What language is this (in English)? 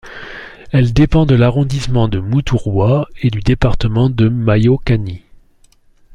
French